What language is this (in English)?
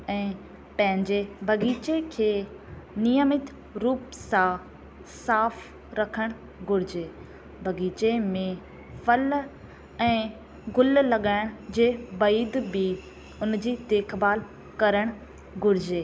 Sindhi